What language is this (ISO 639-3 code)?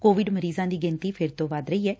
pan